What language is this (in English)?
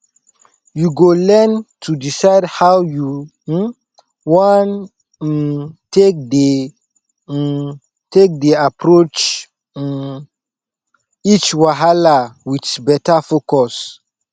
Nigerian Pidgin